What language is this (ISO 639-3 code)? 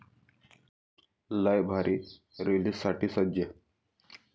mar